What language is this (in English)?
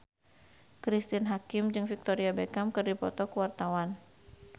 Sundanese